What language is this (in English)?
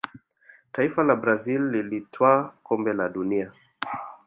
Swahili